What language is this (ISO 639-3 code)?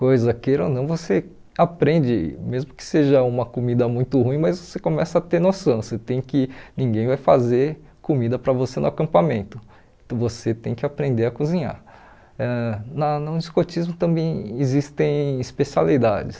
por